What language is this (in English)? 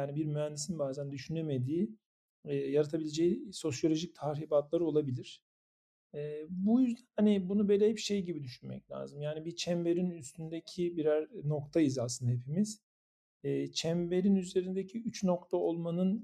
Turkish